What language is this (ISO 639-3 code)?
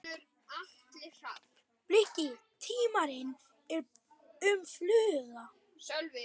isl